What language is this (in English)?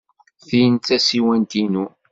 Kabyle